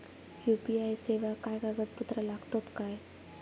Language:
Marathi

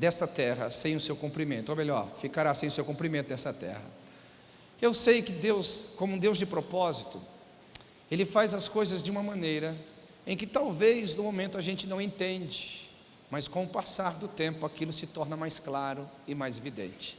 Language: Portuguese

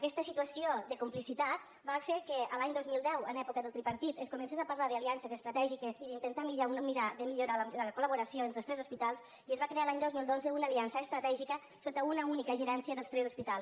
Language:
Catalan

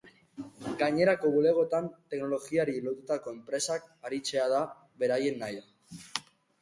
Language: Basque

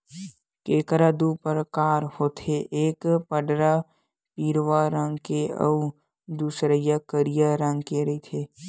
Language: Chhattisgarhi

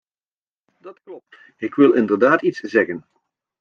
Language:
Dutch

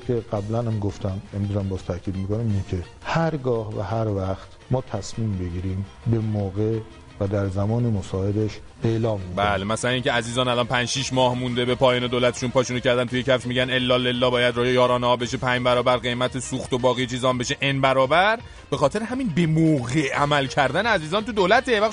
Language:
Persian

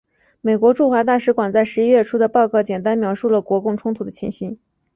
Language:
Chinese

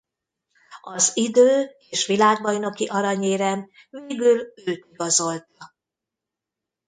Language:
Hungarian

